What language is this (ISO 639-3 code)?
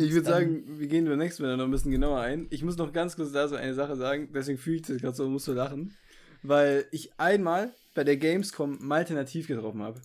deu